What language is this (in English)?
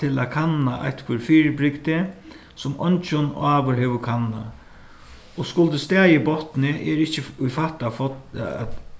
Faroese